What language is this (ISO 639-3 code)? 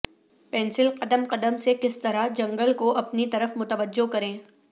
urd